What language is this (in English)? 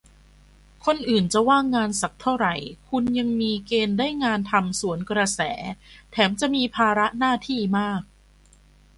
Thai